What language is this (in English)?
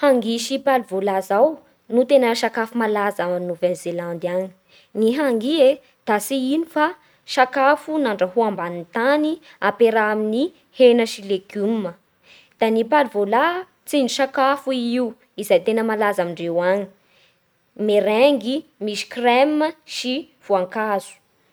Bara Malagasy